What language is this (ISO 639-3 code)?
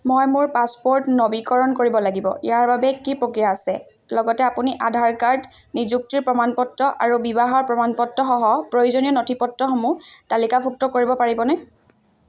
asm